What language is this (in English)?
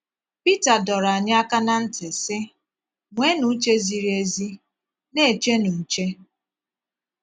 Igbo